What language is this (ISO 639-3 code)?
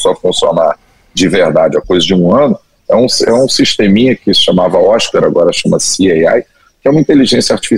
por